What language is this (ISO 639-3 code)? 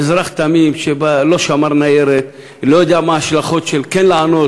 heb